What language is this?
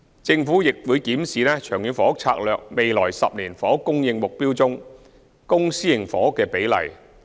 Cantonese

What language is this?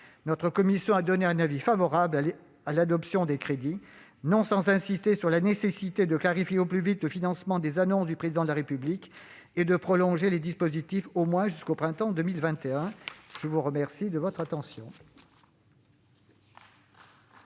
French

